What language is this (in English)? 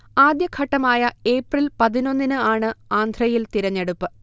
Malayalam